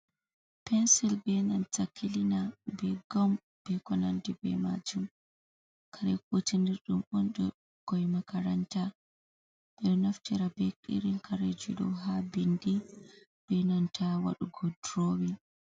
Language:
Fula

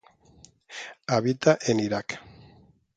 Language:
Spanish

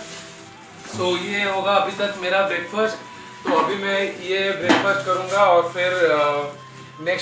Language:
Vietnamese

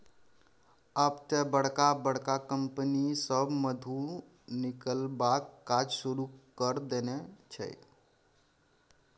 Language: Maithili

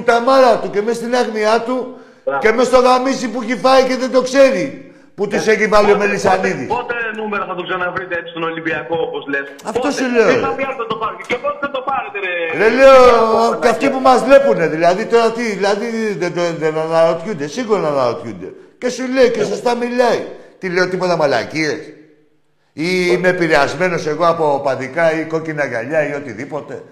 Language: Greek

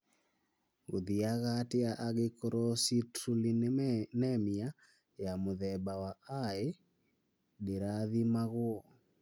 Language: Kikuyu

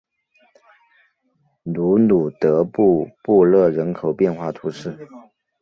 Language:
Chinese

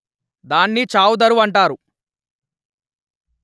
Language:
Telugu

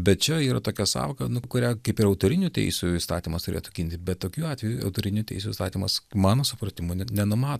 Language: Lithuanian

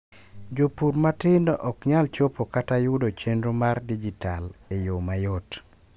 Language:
Luo (Kenya and Tanzania)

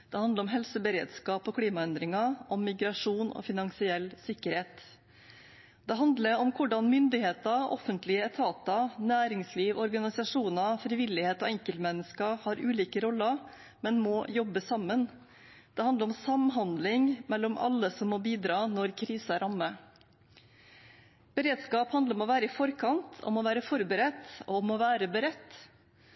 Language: Norwegian Bokmål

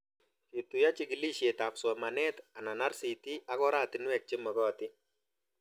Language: Kalenjin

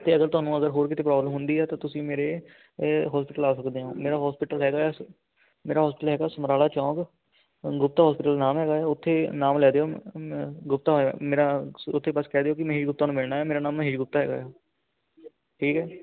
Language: Punjabi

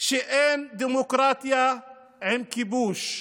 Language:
Hebrew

